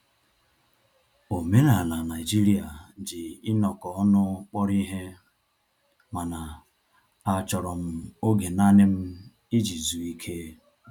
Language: Igbo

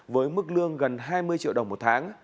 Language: Vietnamese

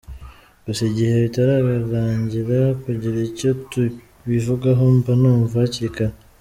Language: Kinyarwanda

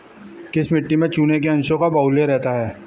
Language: Hindi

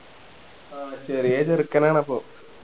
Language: Malayalam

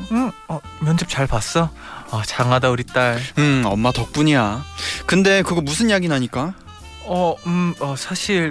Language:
Korean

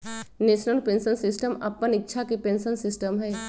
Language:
Magahi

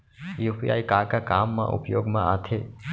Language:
Chhattisgarhi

